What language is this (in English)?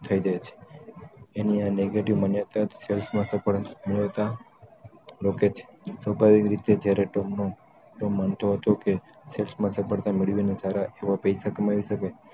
Gujarati